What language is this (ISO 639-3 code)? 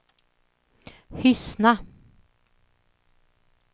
swe